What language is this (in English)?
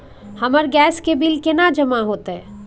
Maithili